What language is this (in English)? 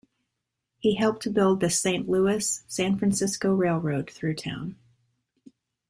English